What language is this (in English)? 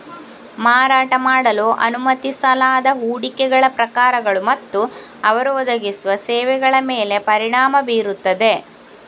Kannada